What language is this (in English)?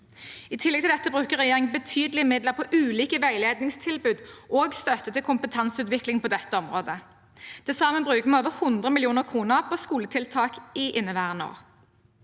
Norwegian